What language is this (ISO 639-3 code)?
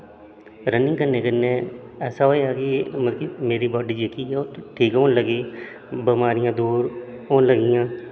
doi